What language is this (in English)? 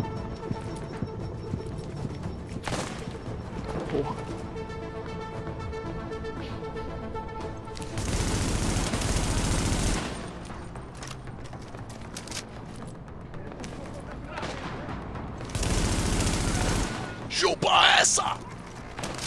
Portuguese